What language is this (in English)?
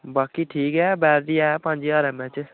Dogri